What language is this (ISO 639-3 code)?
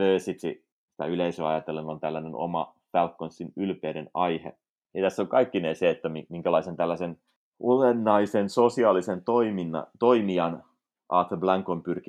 fin